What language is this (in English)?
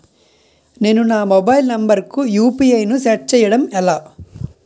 Telugu